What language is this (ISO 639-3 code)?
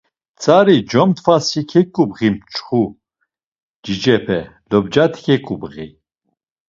lzz